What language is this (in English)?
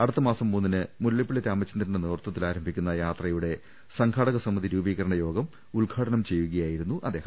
Malayalam